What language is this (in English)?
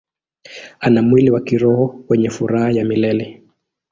Swahili